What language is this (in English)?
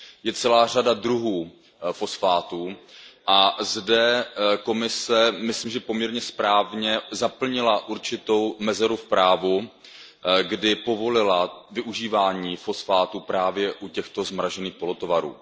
Czech